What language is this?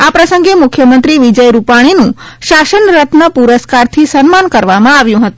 Gujarati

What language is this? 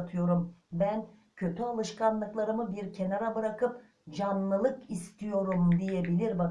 Turkish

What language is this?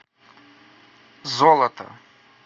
Russian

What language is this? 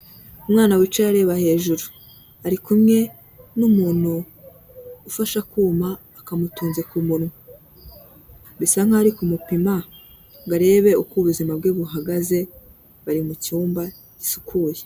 Kinyarwanda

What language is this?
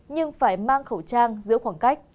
Vietnamese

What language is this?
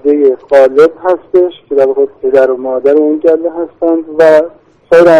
Persian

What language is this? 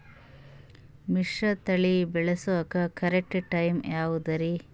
Kannada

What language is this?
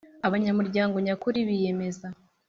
Kinyarwanda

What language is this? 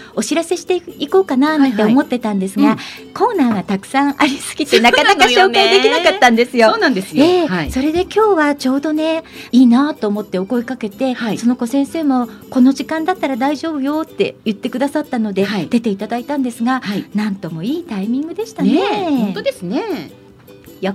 Japanese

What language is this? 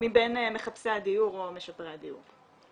Hebrew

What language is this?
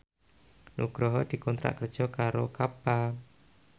Javanese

